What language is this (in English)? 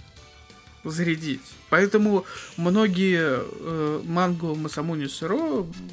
Russian